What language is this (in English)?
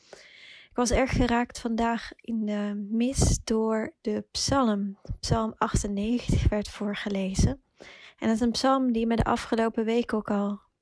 Dutch